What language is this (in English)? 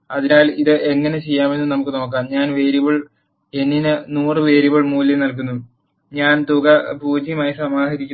Malayalam